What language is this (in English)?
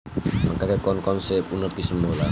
Bhojpuri